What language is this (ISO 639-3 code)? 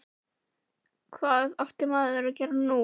isl